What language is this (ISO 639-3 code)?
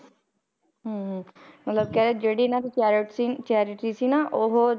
pan